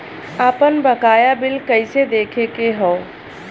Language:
Bhojpuri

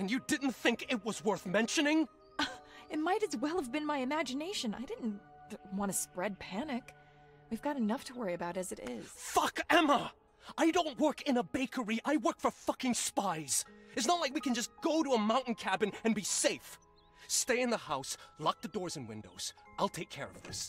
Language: German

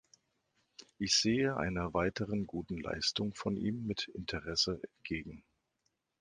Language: German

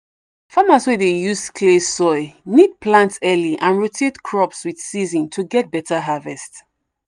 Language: Nigerian Pidgin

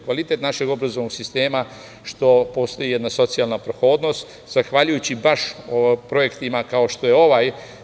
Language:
Serbian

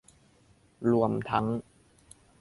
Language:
Thai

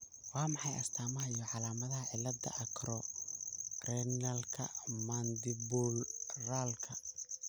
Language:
Somali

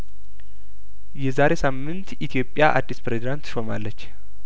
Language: Amharic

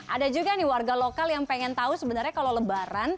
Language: Indonesian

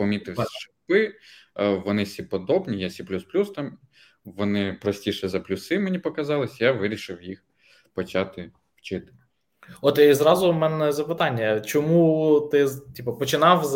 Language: Ukrainian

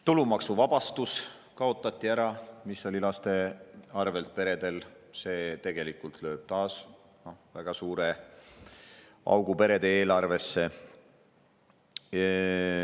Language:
Estonian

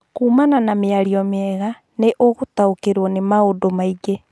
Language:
Kikuyu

